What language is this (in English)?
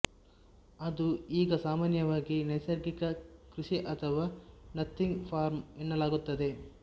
Kannada